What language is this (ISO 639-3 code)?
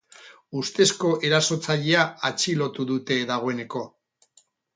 eus